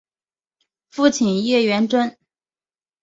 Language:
Chinese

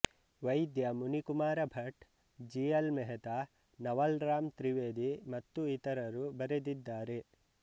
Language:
Kannada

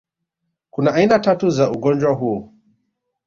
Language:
Swahili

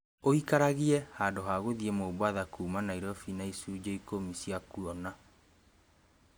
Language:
Kikuyu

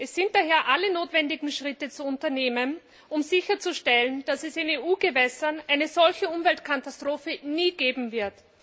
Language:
German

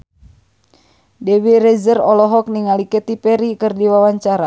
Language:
Sundanese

